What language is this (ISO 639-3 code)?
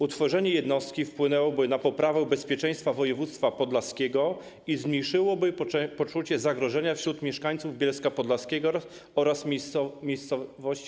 pol